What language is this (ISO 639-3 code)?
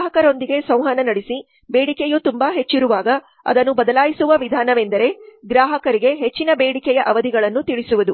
kan